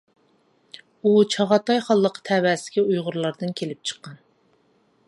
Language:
Uyghur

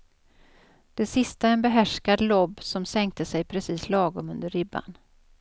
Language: Swedish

